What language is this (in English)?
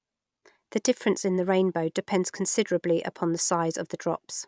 English